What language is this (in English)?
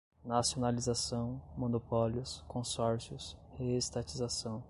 Portuguese